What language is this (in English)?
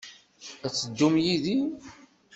Kabyle